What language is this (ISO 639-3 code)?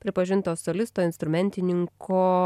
lit